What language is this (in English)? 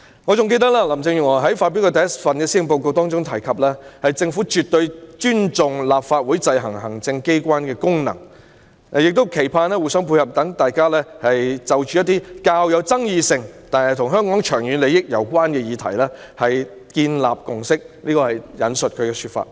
Cantonese